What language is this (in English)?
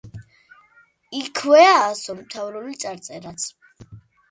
Georgian